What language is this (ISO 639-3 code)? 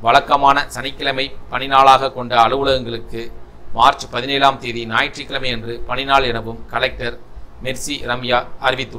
tam